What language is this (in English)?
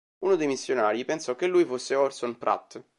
Italian